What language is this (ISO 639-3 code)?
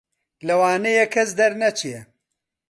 ckb